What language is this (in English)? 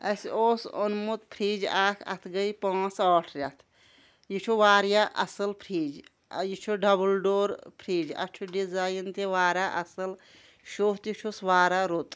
Kashmiri